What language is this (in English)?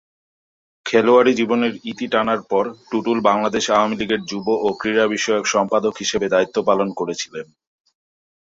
Bangla